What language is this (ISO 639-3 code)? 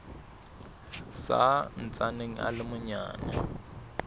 sot